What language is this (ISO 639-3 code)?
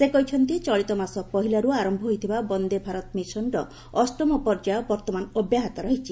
ori